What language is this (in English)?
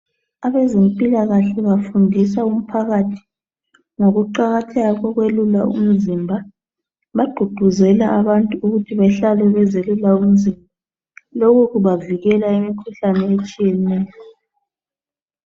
North Ndebele